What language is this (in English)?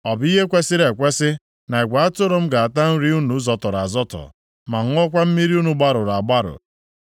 Igbo